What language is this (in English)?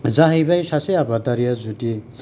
Bodo